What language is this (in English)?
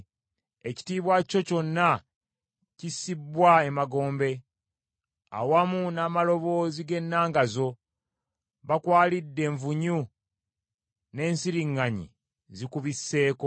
Ganda